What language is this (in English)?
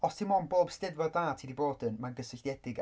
Welsh